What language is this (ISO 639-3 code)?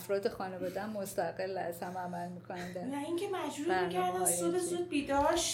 fas